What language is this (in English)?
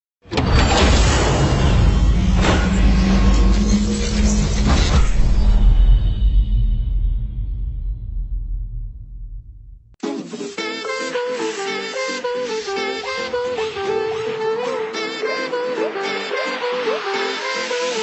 Sinhala